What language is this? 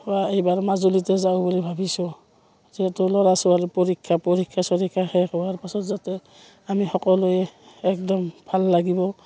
Assamese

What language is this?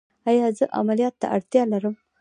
Pashto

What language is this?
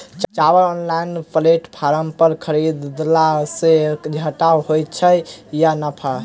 Maithili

